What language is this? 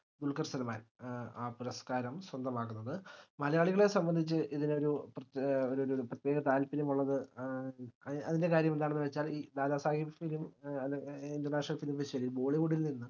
Malayalam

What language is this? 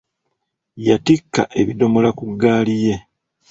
Ganda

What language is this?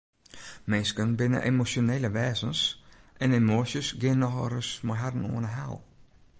Western Frisian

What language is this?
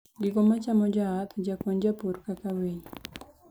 Luo (Kenya and Tanzania)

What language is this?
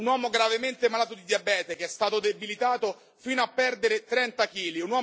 Italian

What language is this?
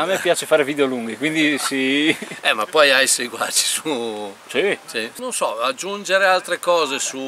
Italian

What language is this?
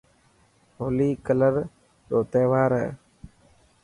Dhatki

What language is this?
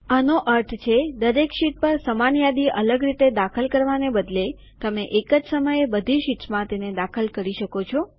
Gujarati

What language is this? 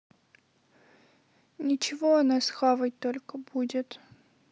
Russian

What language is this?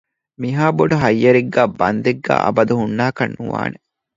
Divehi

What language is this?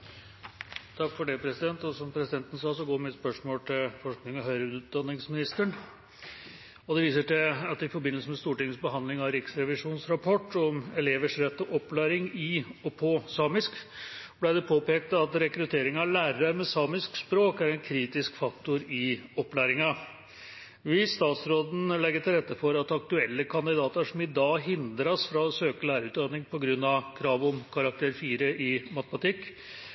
Norwegian Bokmål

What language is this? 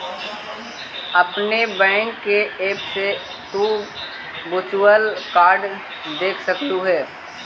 Magahi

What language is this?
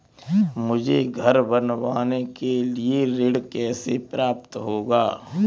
Hindi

